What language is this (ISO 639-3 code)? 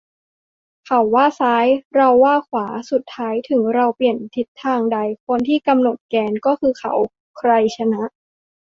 tha